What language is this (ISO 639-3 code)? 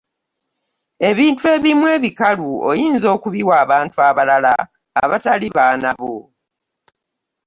lug